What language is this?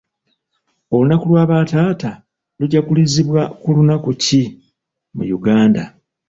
Ganda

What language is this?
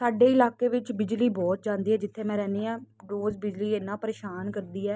Punjabi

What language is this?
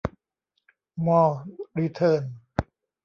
Thai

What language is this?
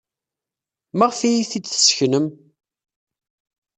Kabyle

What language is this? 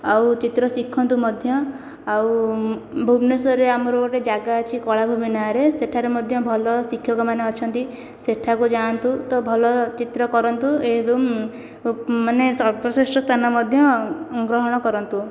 Odia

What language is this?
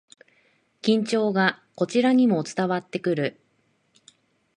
Japanese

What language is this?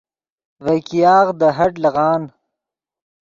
Yidgha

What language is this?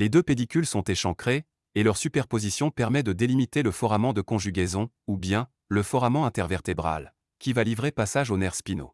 French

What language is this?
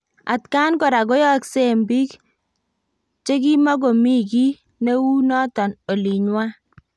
Kalenjin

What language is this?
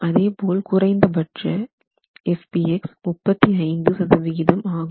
Tamil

